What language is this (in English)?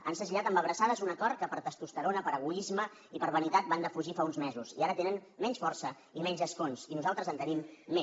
Catalan